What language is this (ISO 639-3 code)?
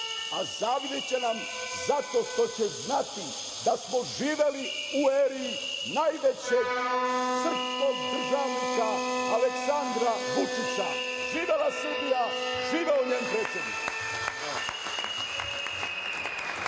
srp